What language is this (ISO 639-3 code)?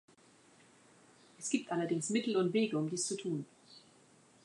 deu